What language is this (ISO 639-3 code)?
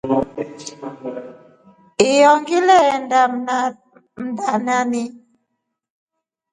rof